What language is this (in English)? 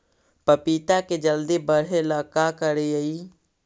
Magahi